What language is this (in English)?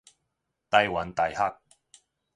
Min Nan Chinese